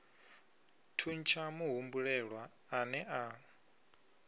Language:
Venda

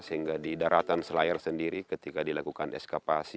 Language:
Indonesian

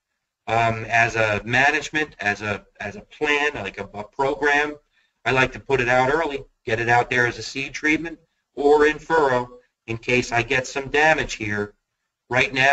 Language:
English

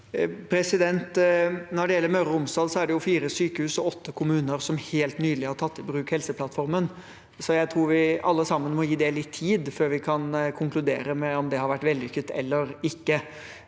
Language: Norwegian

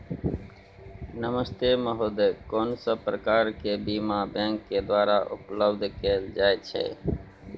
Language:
Maithili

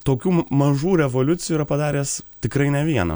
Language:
Lithuanian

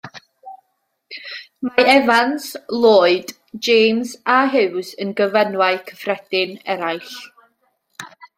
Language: Welsh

